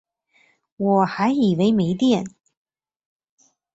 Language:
Chinese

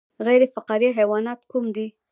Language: Pashto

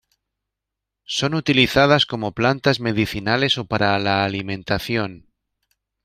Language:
Spanish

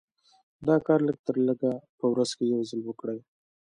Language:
Pashto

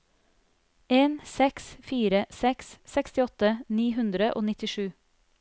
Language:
Norwegian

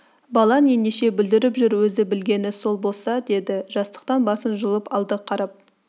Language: Kazakh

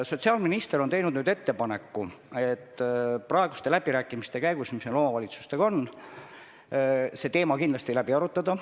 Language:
Estonian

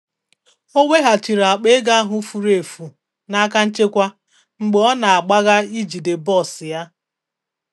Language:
Igbo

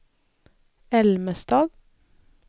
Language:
Swedish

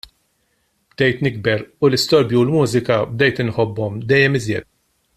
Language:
Maltese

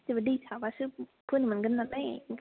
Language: Bodo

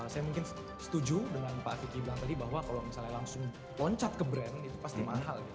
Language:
Indonesian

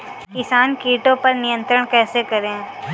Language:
Hindi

